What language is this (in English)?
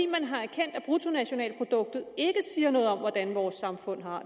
Danish